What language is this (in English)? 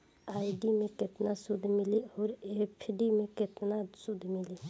Bhojpuri